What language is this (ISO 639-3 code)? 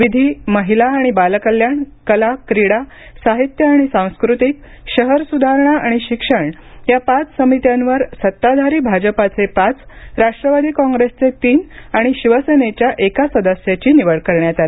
mar